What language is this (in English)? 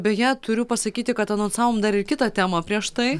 Lithuanian